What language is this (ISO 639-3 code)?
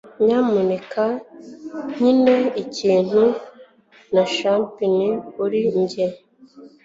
kin